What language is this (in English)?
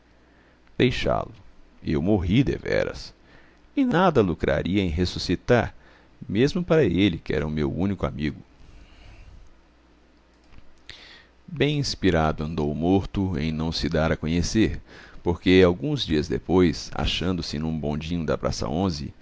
Portuguese